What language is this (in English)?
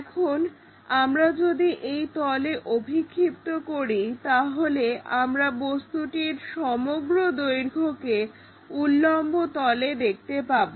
Bangla